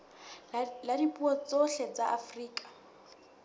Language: Southern Sotho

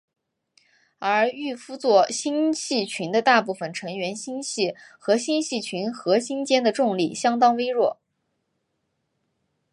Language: Chinese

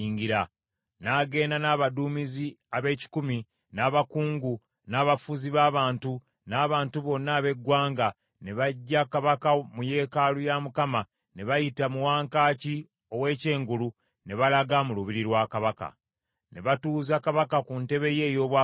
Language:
Ganda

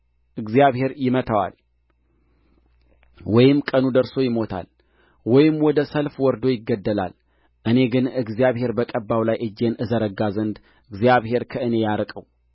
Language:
Amharic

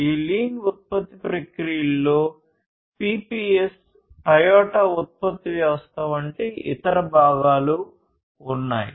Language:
Telugu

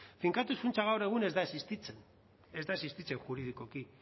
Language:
Basque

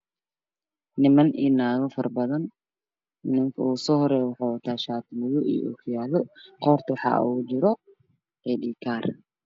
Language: Somali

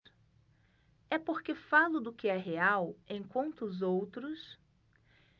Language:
Portuguese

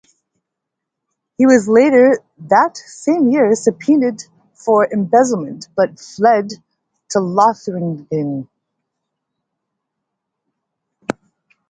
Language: English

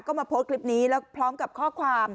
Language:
Thai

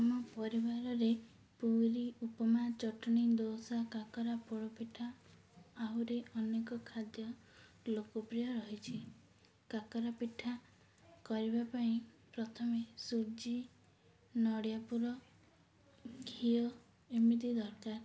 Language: Odia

